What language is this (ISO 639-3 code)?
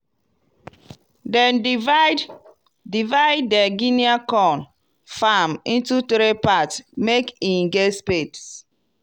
pcm